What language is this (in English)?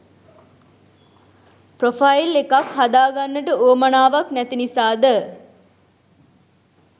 Sinhala